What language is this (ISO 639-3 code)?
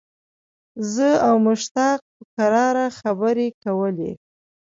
pus